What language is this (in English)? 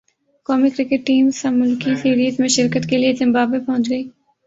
Urdu